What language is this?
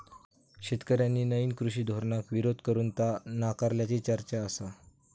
Marathi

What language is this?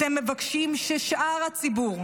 Hebrew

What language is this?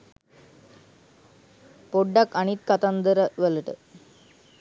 Sinhala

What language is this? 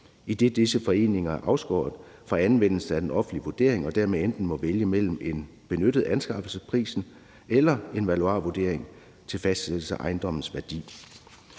Danish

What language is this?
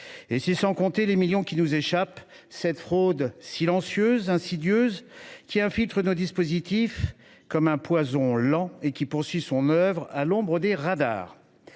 French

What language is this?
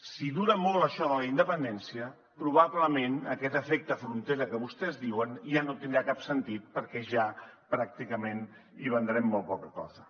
Catalan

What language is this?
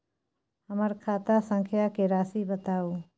Maithili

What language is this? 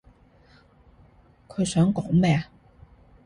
Cantonese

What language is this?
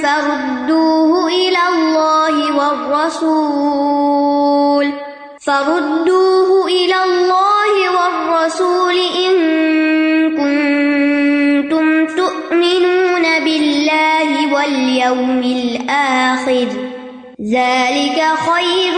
Urdu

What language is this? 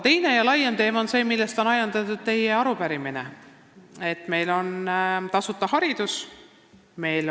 Estonian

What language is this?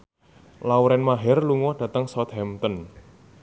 Javanese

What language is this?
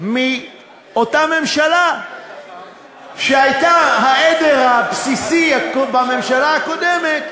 Hebrew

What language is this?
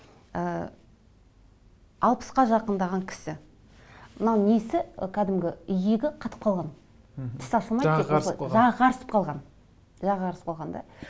Kazakh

